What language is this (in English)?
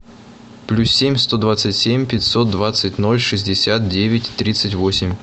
Russian